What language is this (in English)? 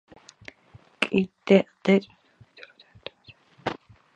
Georgian